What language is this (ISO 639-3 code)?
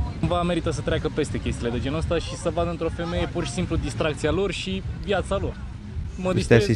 ron